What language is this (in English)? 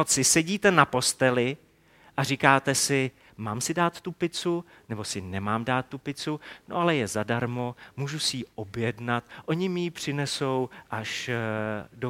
Czech